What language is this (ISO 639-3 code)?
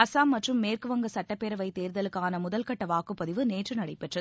tam